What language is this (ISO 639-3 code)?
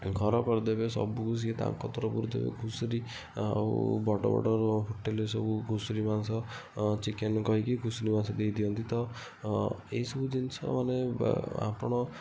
ori